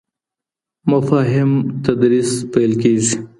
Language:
Pashto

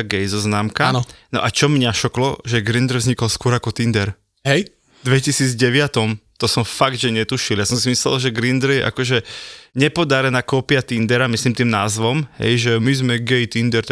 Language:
Slovak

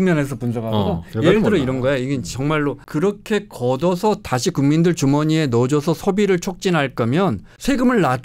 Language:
Korean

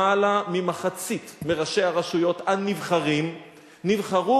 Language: Hebrew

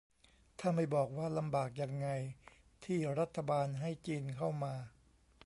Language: Thai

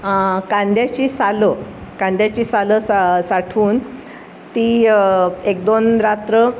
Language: Marathi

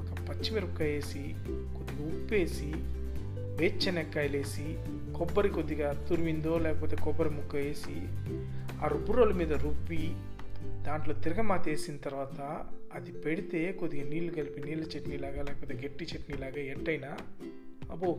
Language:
Telugu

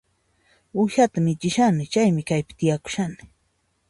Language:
Puno Quechua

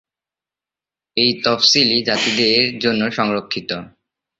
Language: Bangla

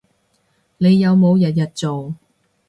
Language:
Cantonese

